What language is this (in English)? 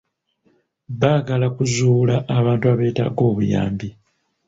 Ganda